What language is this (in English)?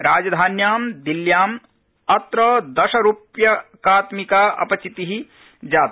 Sanskrit